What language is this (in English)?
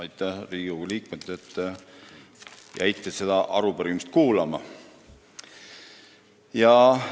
Estonian